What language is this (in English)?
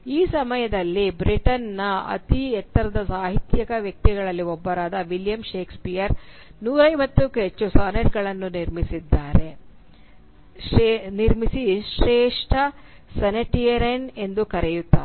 Kannada